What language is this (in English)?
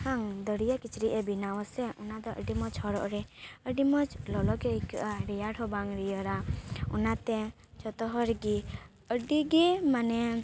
Santali